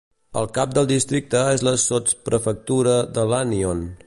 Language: Catalan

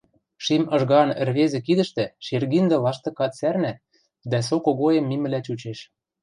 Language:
Western Mari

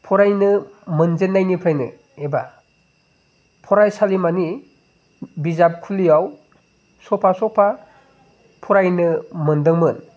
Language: Bodo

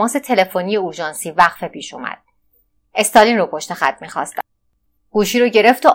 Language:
Persian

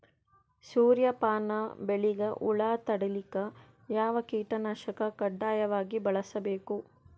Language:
Kannada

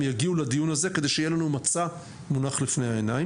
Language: Hebrew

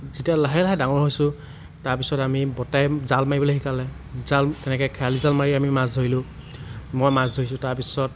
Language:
Assamese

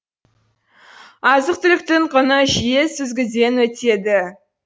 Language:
Kazakh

